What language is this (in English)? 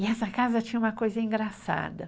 Portuguese